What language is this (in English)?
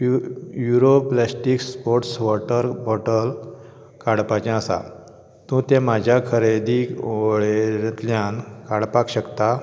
Konkani